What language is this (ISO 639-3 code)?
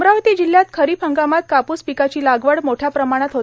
mar